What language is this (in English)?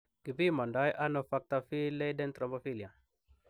Kalenjin